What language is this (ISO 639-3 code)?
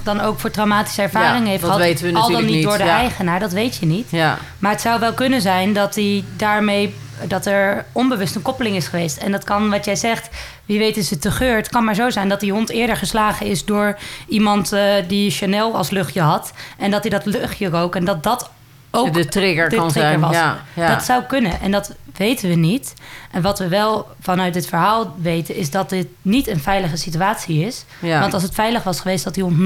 nld